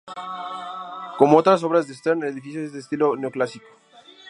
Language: Spanish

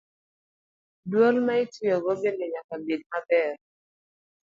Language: Luo (Kenya and Tanzania)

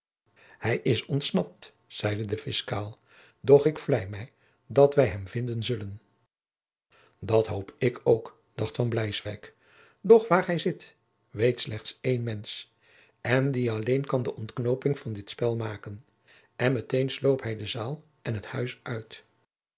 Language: Dutch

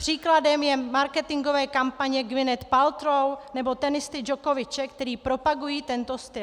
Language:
Czech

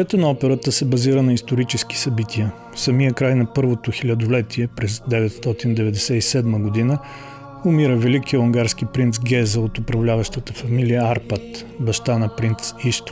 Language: Bulgarian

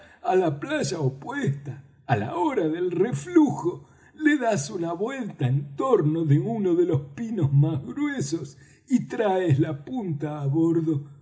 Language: Spanish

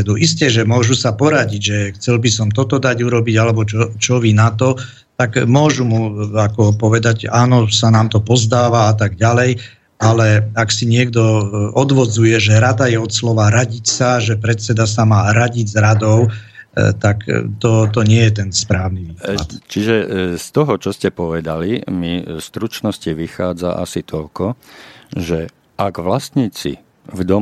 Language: Slovak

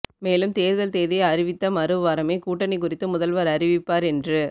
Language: Tamil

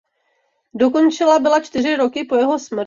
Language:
Czech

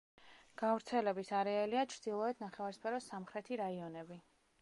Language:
Georgian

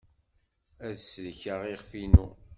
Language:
Kabyle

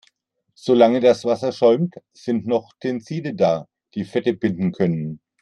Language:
German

